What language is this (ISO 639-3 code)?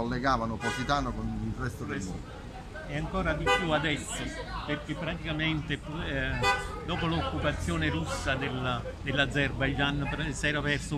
ita